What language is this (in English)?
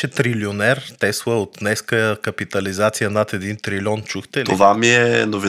Bulgarian